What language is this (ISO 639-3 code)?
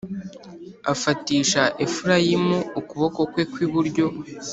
kin